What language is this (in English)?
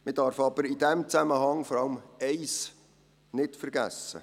Swiss German